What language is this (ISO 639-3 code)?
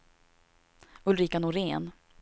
swe